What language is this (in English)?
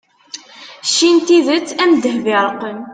Kabyle